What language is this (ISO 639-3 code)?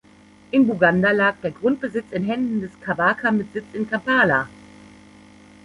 deu